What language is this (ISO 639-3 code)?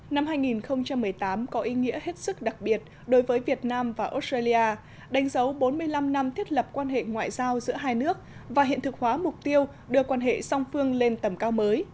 vie